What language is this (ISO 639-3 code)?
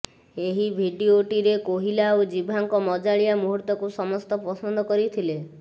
ori